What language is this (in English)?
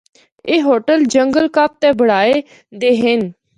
Northern Hindko